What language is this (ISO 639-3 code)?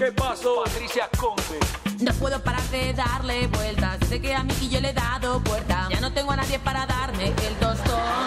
spa